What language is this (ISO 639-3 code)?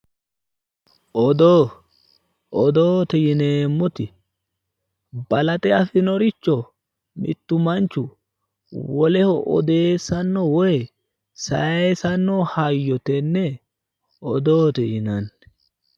sid